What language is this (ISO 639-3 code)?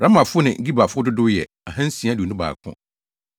aka